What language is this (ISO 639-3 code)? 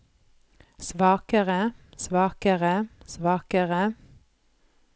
nor